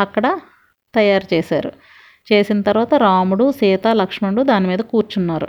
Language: Telugu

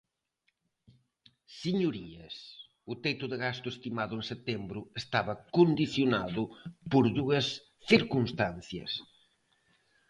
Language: Galician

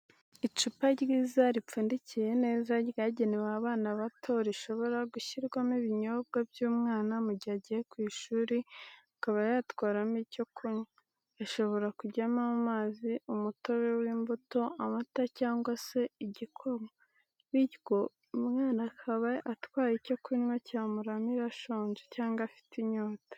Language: Kinyarwanda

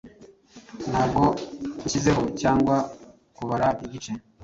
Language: Kinyarwanda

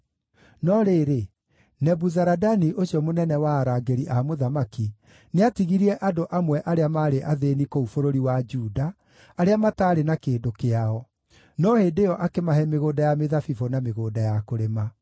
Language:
Kikuyu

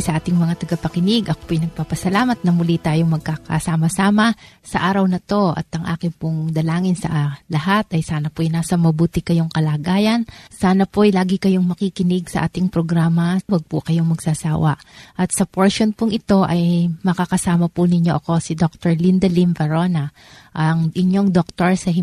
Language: Filipino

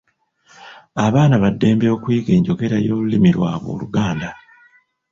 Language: Ganda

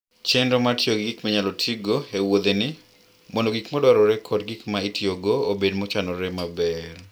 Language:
Luo (Kenya and Tanzania)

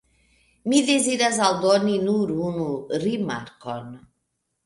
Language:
Esperanto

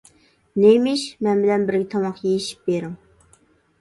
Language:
Uyghur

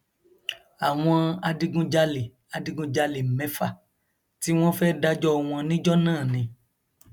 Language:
Yoruba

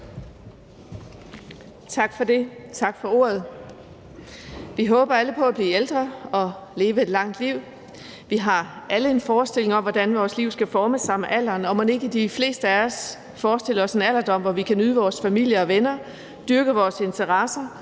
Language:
Danish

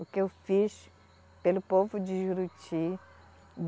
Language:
Portuguese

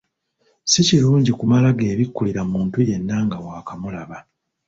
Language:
Ganda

